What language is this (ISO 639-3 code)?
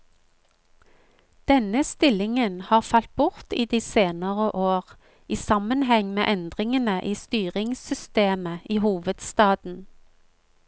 nor